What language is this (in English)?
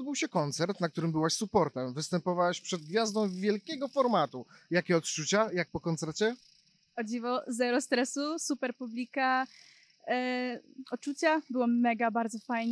Polish